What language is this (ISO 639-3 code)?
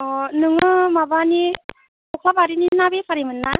brx